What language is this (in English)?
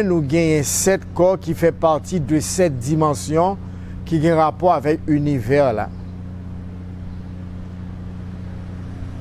French